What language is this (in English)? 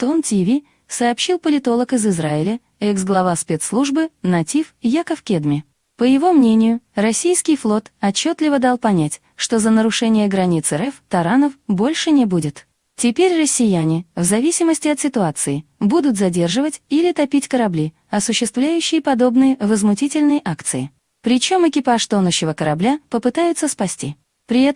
Russian